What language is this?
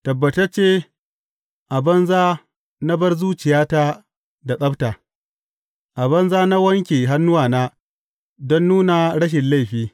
Hausa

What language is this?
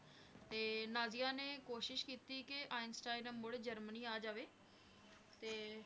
Punjabi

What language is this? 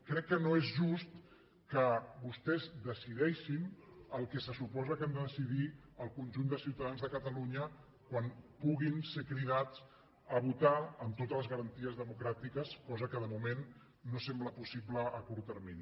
Catalan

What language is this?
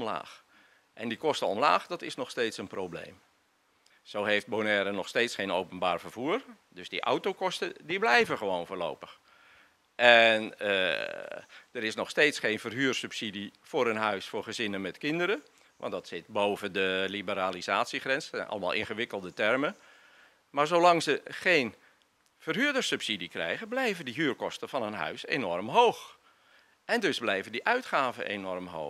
Dutch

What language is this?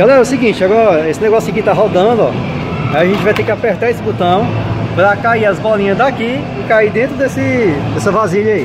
Portuguese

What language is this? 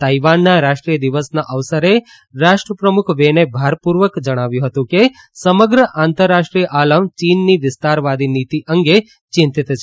Gujarati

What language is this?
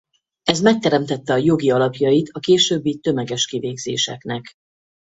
Hungarian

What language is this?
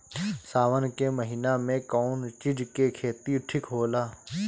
Bhojpuri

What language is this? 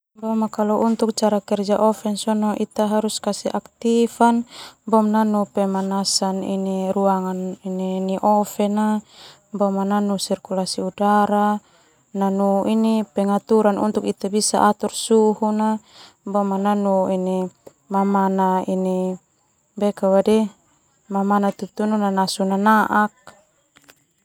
Termanu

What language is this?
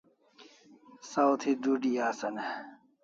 Kalasha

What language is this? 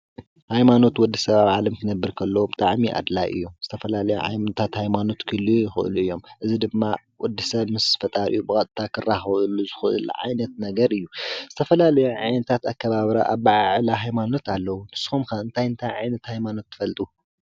Tigrinya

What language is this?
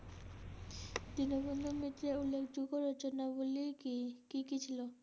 Bangla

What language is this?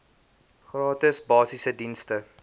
Afrikaans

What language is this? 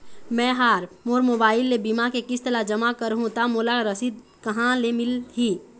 Chhattisgarhi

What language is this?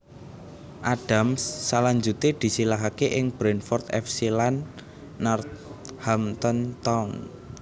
Javanese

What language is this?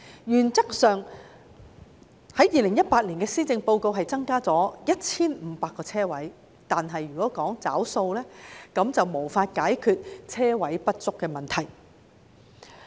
Cantonese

